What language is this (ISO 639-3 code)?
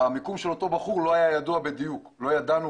heb